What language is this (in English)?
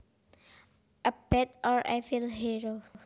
Javanese